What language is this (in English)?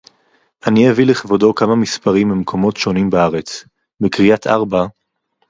Hebrew